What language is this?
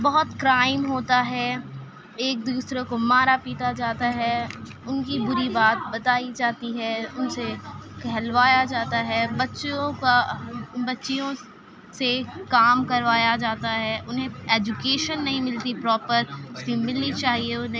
Urdu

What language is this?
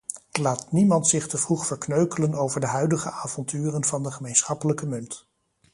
Dutch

